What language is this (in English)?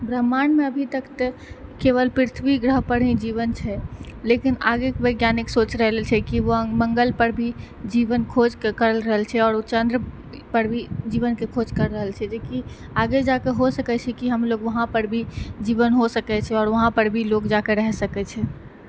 Maithili